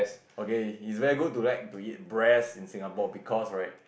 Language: English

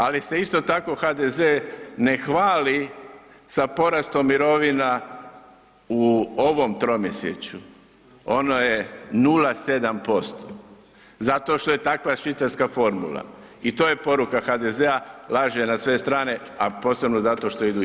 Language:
Croatian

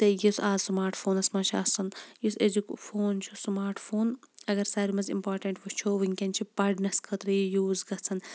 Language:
Kashmiri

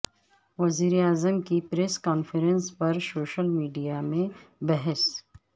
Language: Urdu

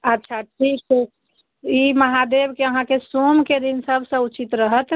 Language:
Maithili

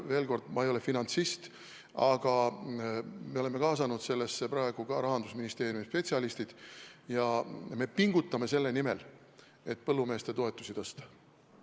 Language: Estonian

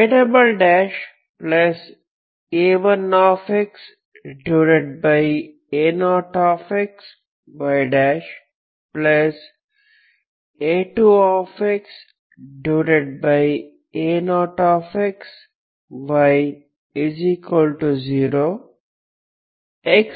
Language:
Kannada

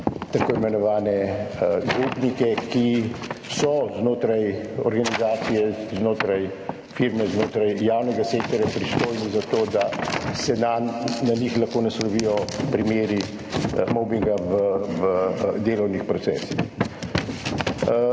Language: Slovenian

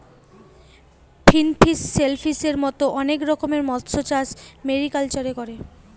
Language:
Bangla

